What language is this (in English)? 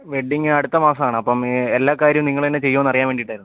Malayalam